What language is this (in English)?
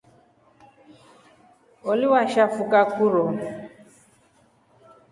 Rombo